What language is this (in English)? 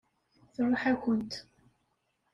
Kabyle